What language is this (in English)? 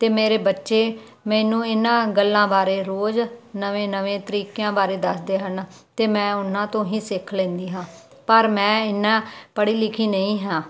Punjabi